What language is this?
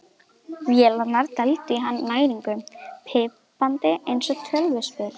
Icelandic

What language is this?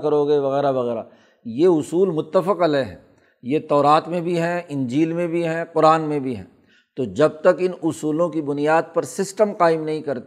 Urdu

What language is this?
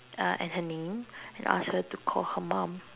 English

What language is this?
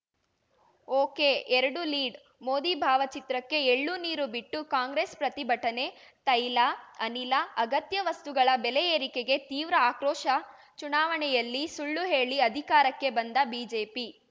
Kannada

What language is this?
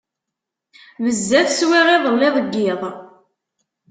Kabyle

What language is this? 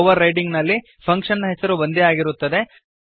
Kannada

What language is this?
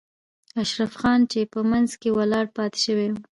Pashto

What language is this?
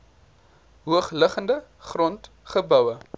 Afrikaans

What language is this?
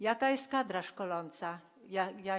Polish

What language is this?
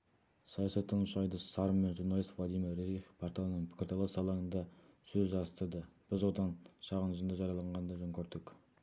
Kazakh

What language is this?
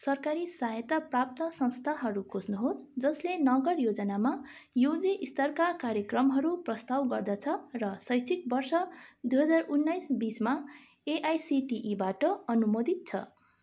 Nepali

